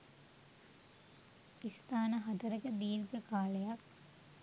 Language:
Sinhala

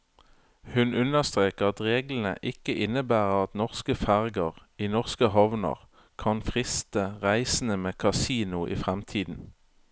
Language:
Norwegian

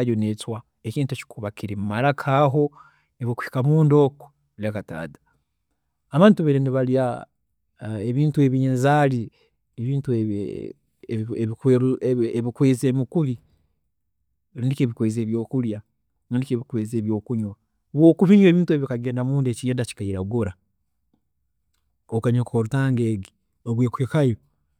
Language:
Tooro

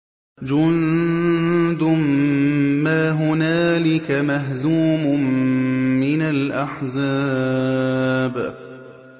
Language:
Arabic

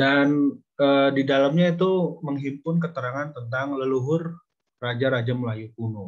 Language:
Indonesian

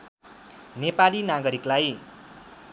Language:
Nepali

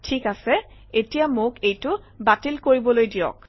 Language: Assamese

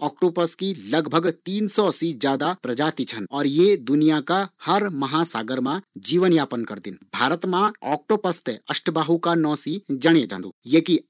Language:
Garhwali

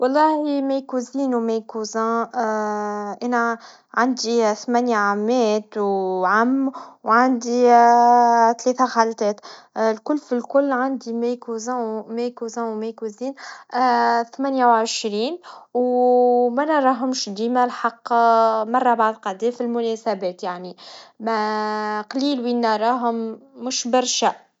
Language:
Tunisian Arabic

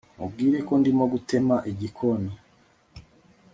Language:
Kinyarwanda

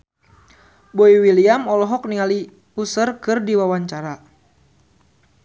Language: Sundanese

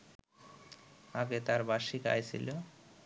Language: Bangla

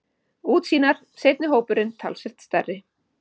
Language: Icelandic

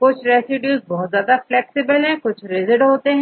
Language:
Hindi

